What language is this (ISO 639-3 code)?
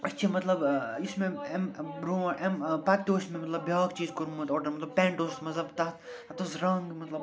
kas